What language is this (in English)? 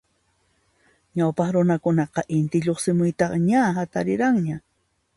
Puno Quechua